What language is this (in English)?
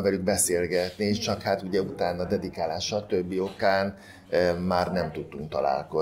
Hungarian